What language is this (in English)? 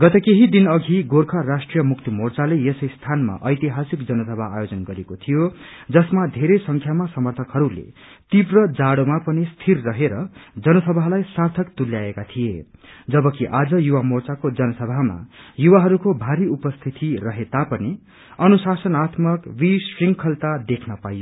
Nepali